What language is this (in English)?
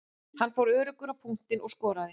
Icelandic